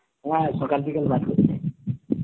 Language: Bangla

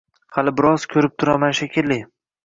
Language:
Uzbek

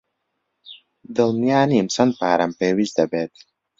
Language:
Central Kurdish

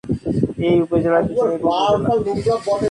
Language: Bangla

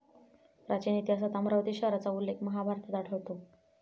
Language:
Marathi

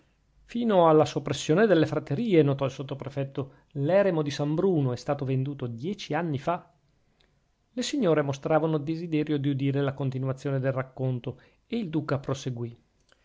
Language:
Italian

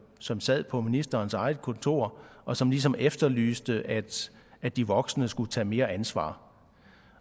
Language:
Danish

